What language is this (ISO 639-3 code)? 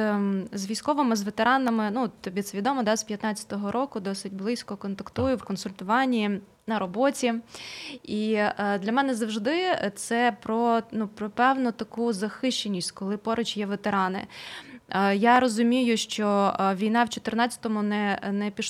ukr